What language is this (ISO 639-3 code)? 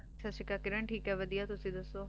pan